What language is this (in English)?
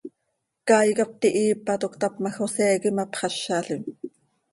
Seri